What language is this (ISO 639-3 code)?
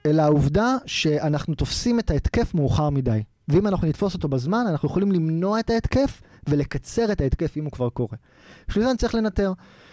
heb